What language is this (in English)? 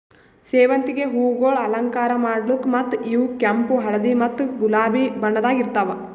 Kannada